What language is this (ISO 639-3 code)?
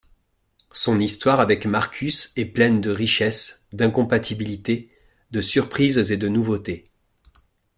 fra